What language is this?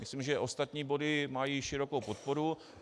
Czech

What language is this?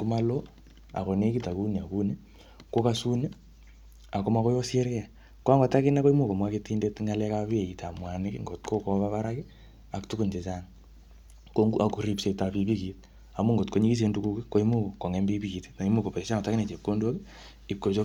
Kalenjin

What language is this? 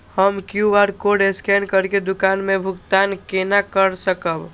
Maithili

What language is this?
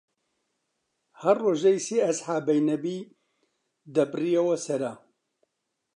Central Kurdish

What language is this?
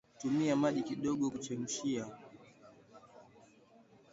Swahili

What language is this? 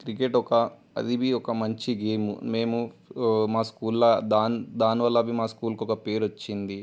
Telugu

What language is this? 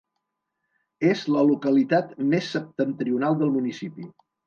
Catalan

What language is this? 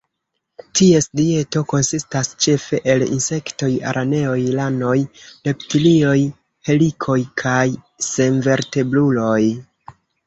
Esperanto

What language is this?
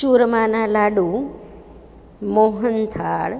Gujarati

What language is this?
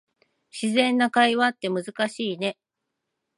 Japanese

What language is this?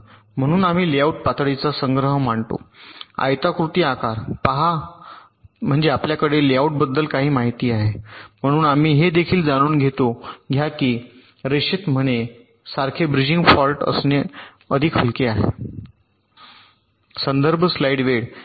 Marathi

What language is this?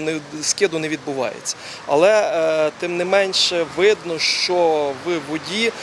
Ukrainian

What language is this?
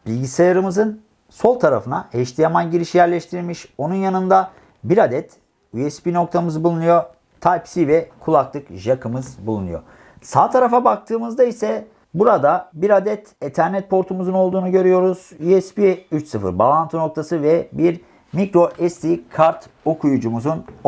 Turkish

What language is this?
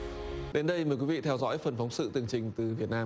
Vietnamese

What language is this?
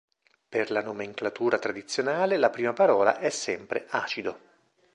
Italian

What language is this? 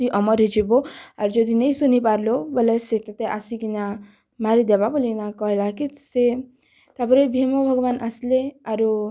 Odia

